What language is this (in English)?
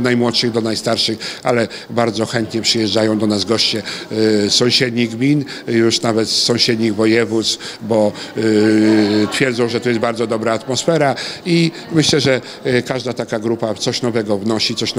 Polish